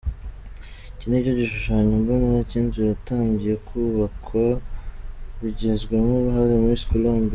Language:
Kinyarwanda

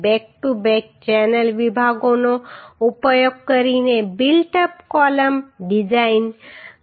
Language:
Gujarati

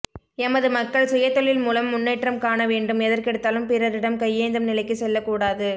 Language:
Tamil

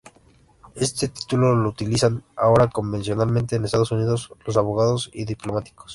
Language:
Spanish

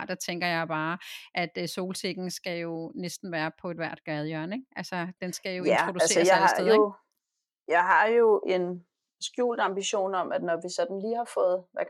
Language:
Danish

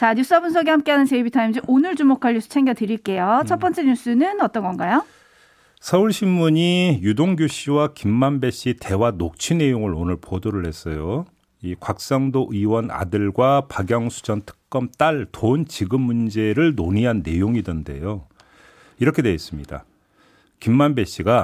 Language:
Korean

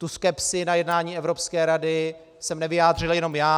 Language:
Czech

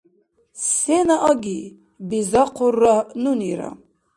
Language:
Dargwa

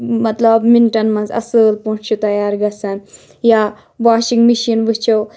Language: Kashmiri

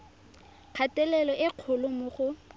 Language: Tswana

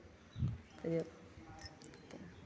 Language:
Maithili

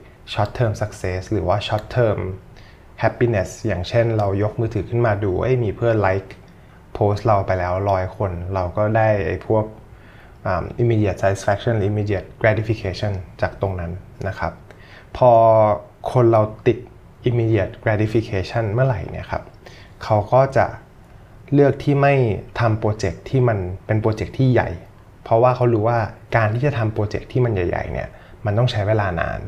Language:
Thai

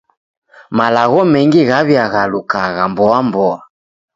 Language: Taita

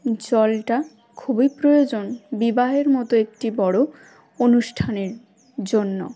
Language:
Bangla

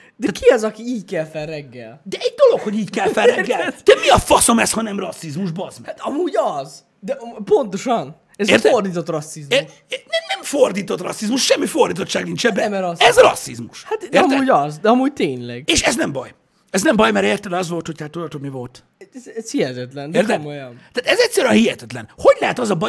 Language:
Hungarian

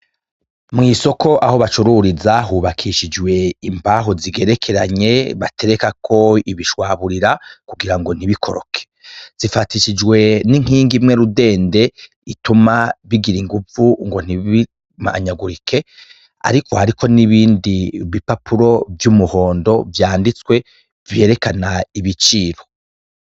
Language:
Rundi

